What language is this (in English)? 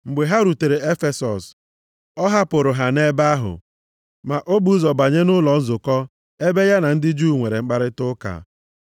Igbo